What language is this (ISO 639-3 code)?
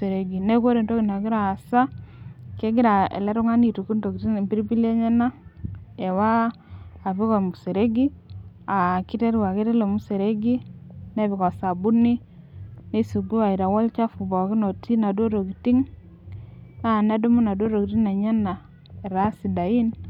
mas